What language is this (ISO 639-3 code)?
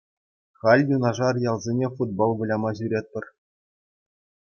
chv